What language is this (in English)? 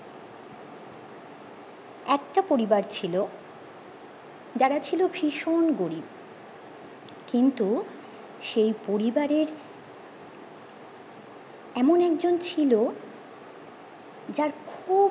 Bangla